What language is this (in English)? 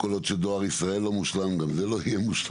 Hebrew